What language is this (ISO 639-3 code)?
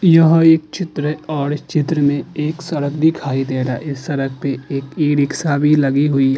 hin